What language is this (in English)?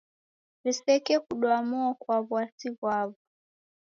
Taita